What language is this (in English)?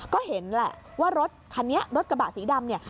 Thai